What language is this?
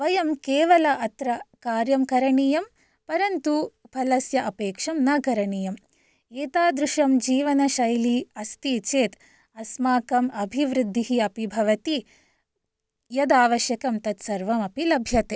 Sanskrit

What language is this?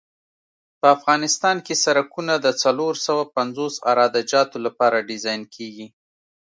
Pashto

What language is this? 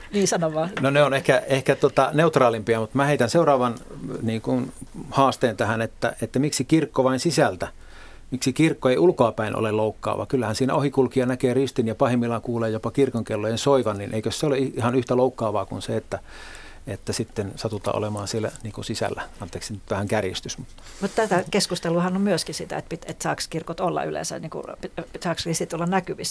Finnish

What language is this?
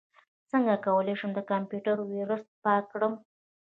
Pashto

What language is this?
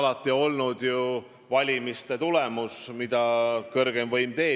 Estonian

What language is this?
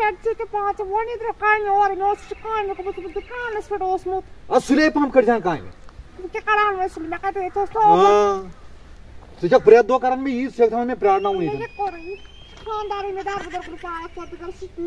Romanian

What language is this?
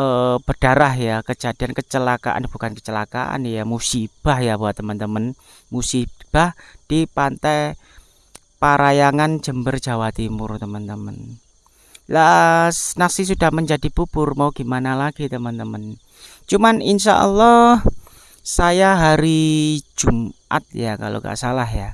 Indonesian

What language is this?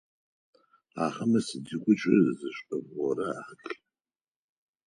Adyghe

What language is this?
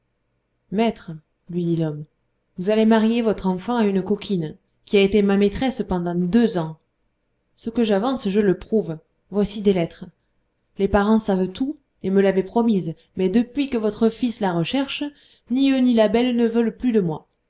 French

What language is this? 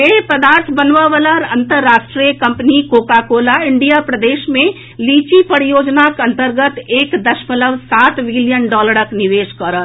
Maithili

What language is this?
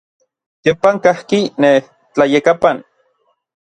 Orizaba Nahuatl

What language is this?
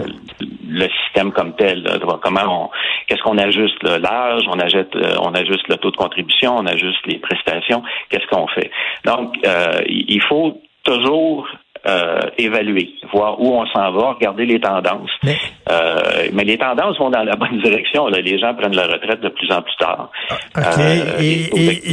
French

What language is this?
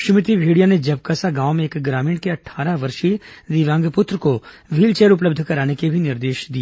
Hindi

